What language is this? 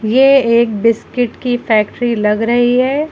Hindi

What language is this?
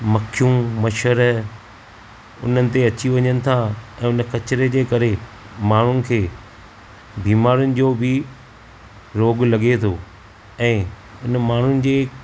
Sindhi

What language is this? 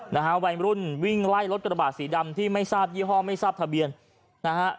Thai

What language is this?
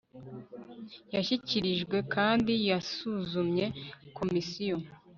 Kinyarwanda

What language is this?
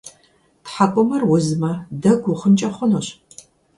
Kabardian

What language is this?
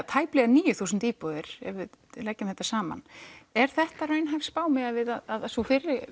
Icelandic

